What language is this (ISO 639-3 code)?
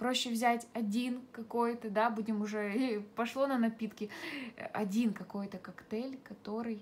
rus